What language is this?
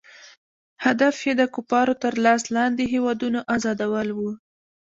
Pashto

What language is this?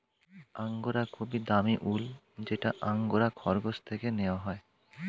Bangla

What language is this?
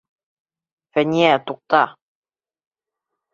Bashkir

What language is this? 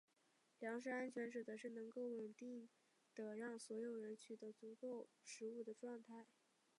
Chinese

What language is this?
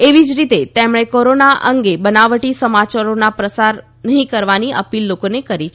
Gujarati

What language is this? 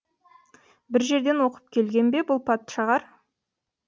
Kazakh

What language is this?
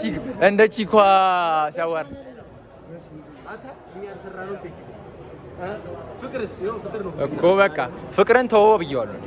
Arabic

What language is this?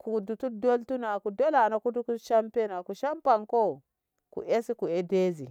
Ngamo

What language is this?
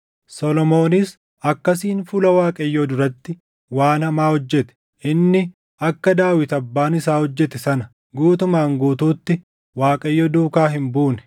Oromo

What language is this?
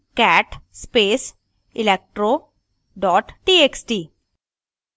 Hindi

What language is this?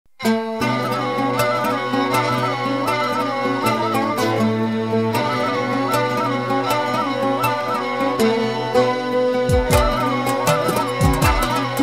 Arabic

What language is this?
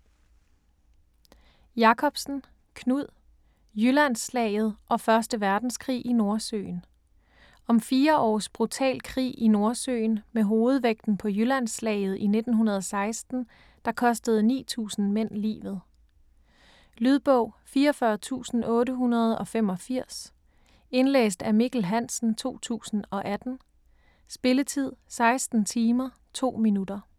Danish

